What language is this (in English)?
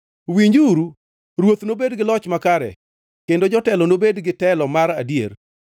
Luo (Kenya and Tanzania)